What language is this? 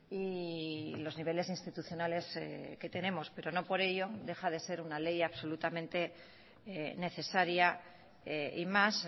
Spanish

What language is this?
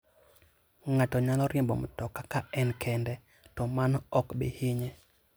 Luo (Kenya and Tanzania)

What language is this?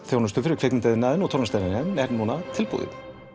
Icelandic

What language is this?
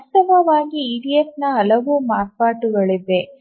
Kannada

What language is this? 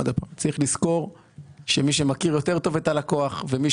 Hebrew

